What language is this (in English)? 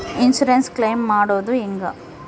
Kannada